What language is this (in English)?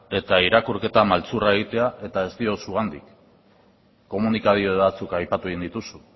Basque